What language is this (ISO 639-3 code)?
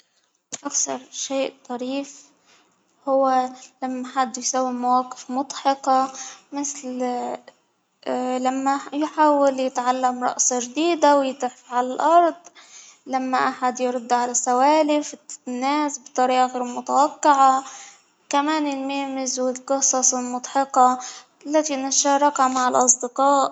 acw